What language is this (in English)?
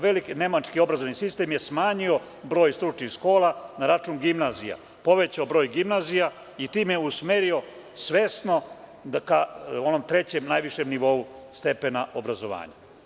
Serbian